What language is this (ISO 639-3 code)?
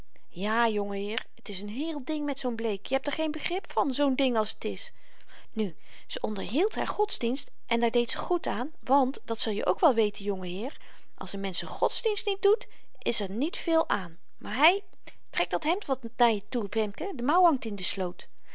nld